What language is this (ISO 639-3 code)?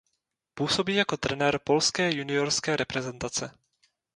ces